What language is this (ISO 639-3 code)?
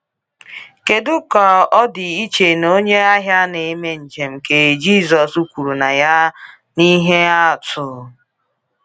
ibo